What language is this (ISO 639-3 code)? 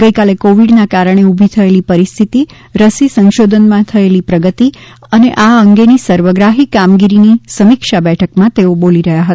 guj